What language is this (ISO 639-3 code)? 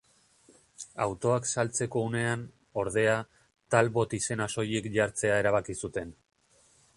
eus